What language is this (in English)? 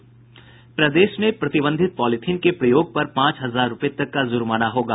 Hindi